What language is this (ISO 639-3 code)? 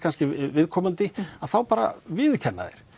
isl